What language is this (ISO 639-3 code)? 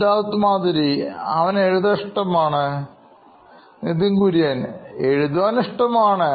mal